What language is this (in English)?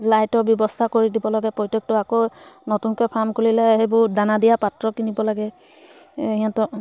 Assamese